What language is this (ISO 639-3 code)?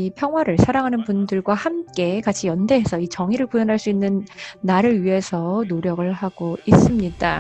kor